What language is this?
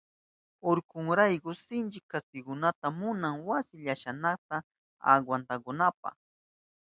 Southern Pastaza Quechua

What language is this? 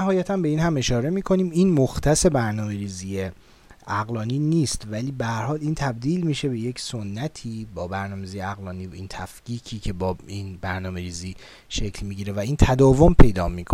Persian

